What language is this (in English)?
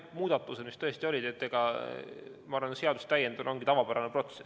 Estonian